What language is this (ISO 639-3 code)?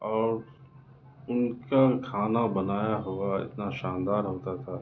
urd